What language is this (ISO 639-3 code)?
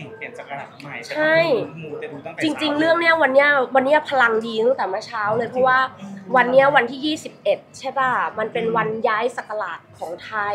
tha